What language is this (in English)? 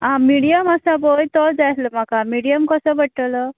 Konkani